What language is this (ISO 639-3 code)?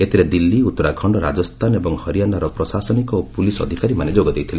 ori